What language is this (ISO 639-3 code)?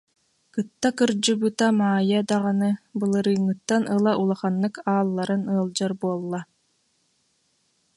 sah